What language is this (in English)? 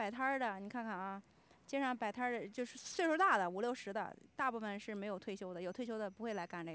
Chinese